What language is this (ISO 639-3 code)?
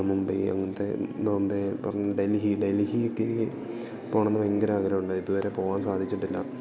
mal